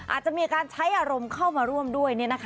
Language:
Thai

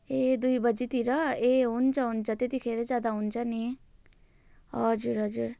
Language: Nepali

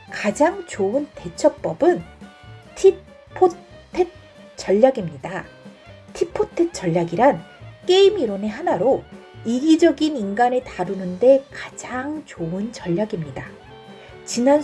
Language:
Korean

